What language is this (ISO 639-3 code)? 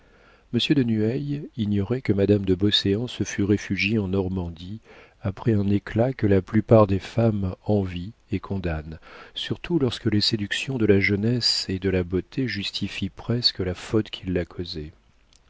fra